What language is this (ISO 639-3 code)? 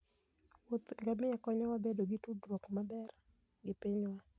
luo